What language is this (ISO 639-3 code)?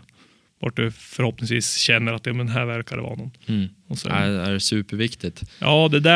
swe